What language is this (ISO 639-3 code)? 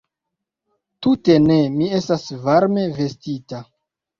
epo